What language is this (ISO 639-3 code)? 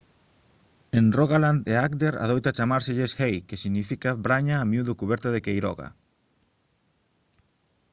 glg